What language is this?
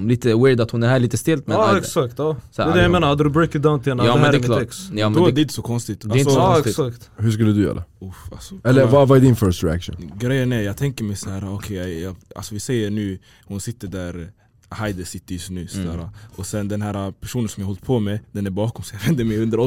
Swedish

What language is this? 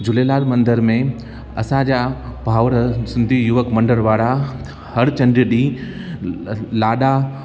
Sindhi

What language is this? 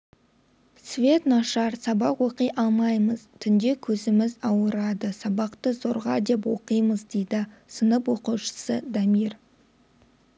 Kazakh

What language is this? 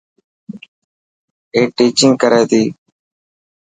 Dhatki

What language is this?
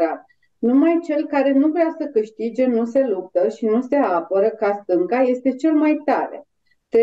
Romanian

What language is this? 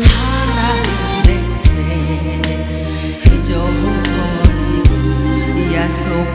Korean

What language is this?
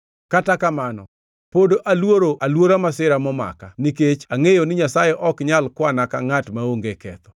Luo (Kenya and Tanzania)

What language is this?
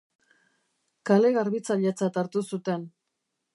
Basque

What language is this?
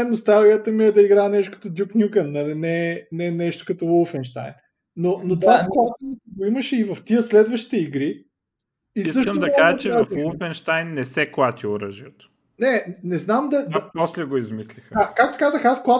Bulgarian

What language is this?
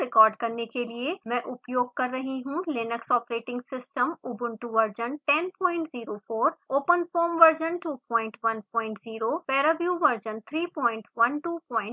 Hindi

